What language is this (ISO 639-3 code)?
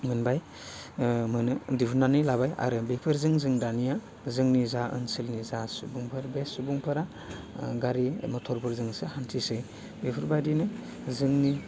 brx